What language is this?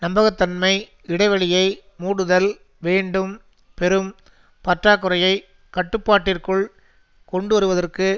Tamil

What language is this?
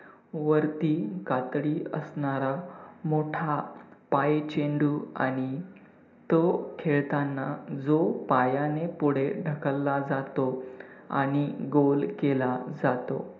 Marathi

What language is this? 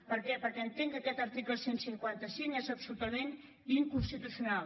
Catalan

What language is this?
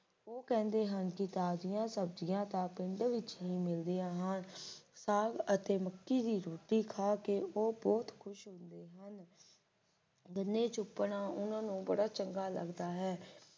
Punjabi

